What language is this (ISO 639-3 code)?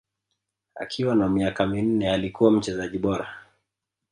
swa